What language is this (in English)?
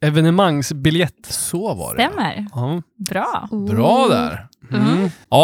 Swedish